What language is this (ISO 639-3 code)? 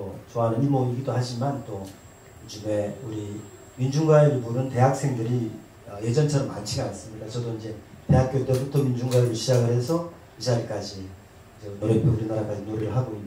kor